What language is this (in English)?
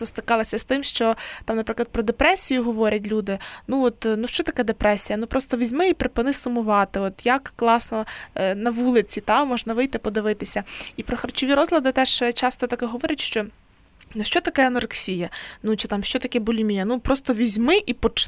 Ukrainian